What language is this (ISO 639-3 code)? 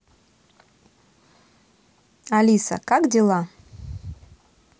rus